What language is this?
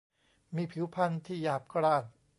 Thai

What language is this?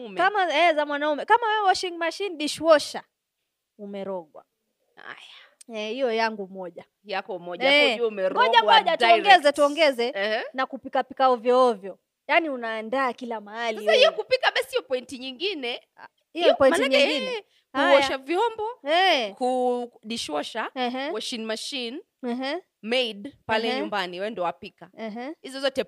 Swahili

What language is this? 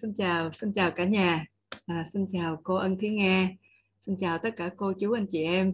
Vietnamese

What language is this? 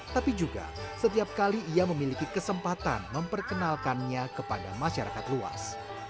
Indonesian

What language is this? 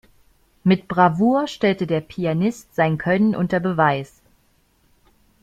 German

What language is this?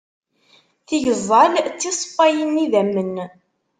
Kabyle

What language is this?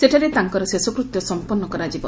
Odia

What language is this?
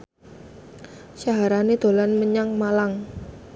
Javanese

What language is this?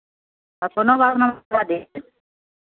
Maithili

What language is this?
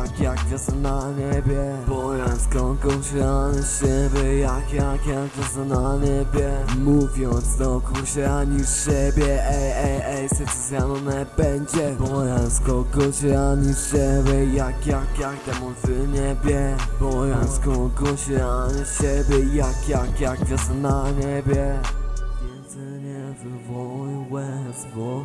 Polish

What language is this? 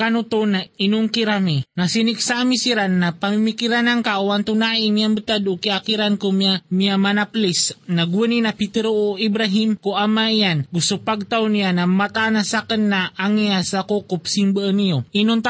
Filipino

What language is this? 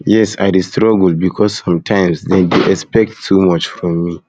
Nigerian Pidgin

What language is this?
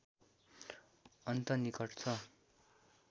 Nepali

